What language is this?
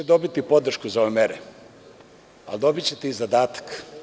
Serbian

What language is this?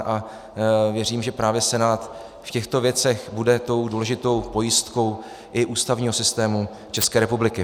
Czech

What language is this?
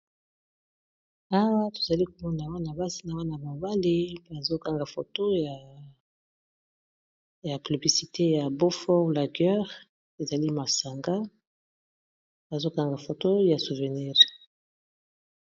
Lingala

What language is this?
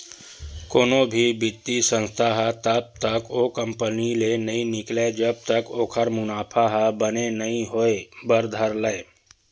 Chhattisgarhi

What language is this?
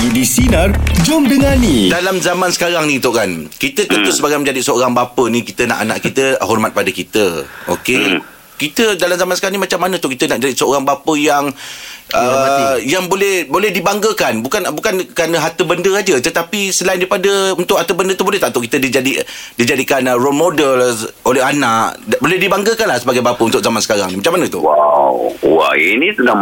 Malay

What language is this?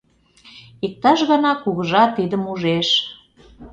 Mari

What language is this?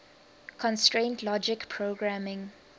English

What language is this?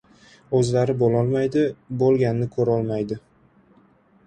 Uzbek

